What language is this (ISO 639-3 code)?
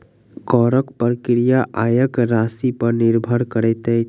mai